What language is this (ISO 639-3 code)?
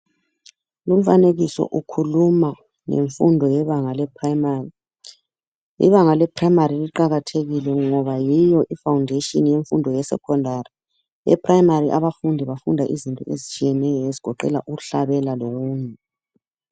nde